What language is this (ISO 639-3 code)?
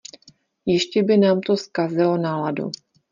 ces